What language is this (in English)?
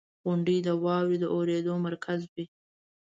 Pashto